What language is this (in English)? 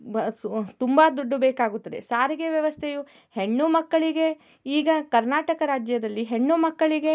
Kannada